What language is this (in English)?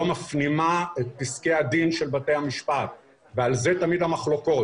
Hebrew